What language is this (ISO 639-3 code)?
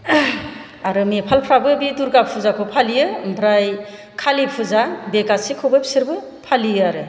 brx